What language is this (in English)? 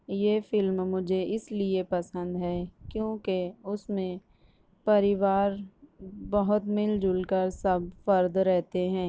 Urdu